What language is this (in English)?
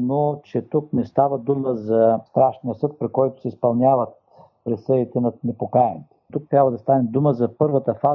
Bulgarian